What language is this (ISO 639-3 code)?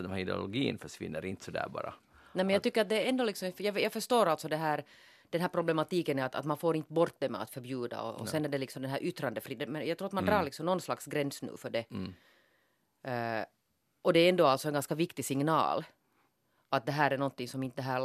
swe